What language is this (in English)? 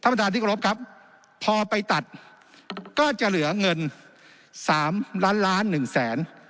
Thai